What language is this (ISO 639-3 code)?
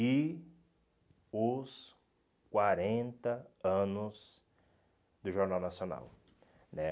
por